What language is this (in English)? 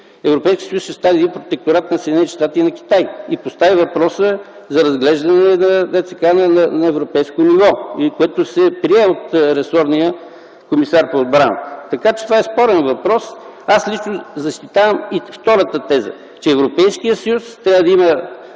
Bulgarian